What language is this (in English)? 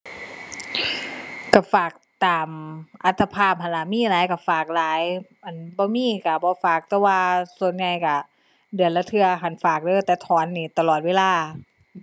Thai